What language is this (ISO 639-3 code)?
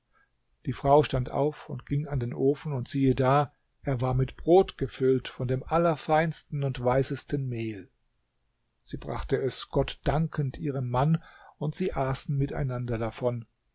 deu